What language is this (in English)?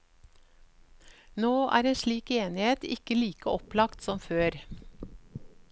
Norwegian